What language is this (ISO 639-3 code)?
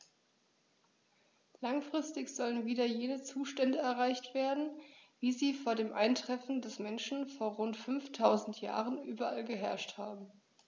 deu